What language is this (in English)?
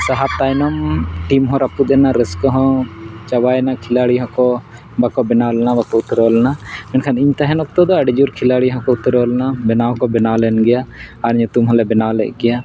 Santali